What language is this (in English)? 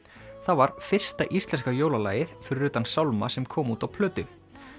Icelandic